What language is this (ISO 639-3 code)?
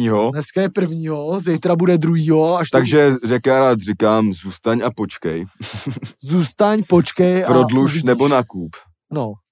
ces